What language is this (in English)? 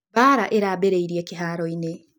Kikuyu